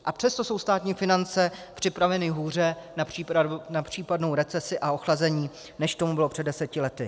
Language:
Czech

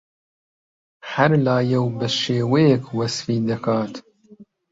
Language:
Central Kurdish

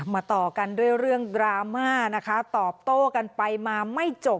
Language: Thai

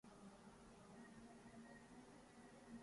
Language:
Urdu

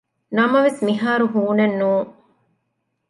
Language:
Divehi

